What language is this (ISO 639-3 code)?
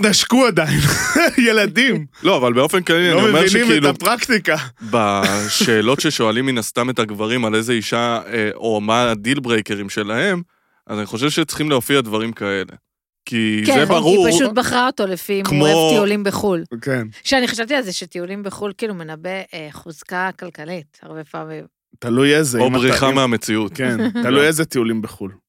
heb